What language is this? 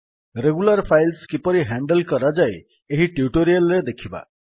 Odia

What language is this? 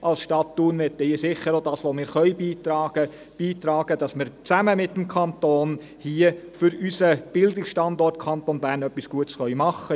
Swiss German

